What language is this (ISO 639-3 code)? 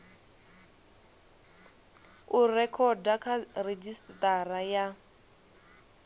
ven